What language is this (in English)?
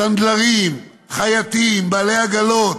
Hebrew